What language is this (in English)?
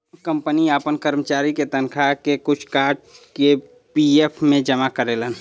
Bhojpuri